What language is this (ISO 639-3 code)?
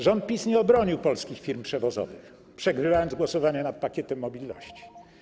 pol